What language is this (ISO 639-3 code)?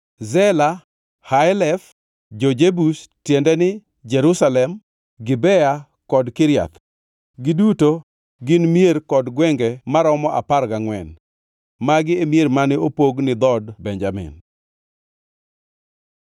luo